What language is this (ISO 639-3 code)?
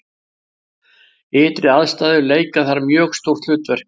isl